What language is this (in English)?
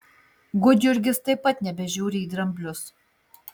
Lithuanian